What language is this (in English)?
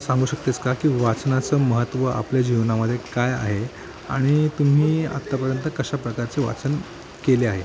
Marathi